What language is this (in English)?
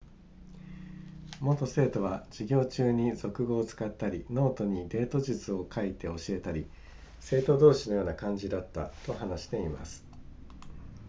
Japanese